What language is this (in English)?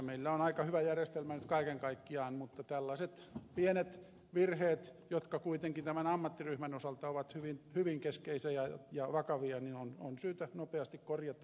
Finnish